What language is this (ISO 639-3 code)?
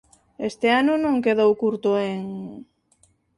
glg